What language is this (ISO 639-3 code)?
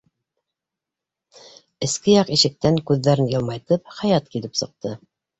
bak